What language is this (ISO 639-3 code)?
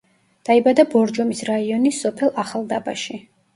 kat